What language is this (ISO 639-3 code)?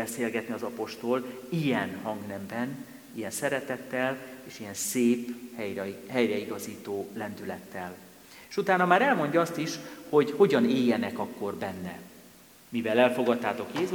hun